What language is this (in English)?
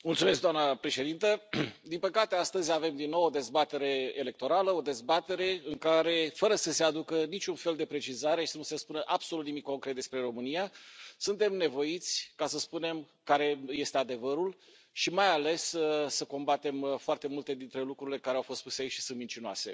Romanian